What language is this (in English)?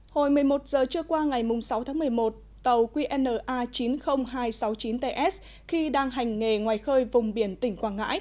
Vietnamese